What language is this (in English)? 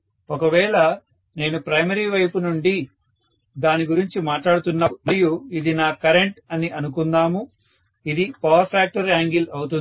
Telugu